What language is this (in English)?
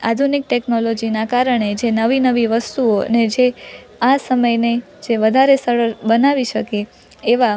Gujarati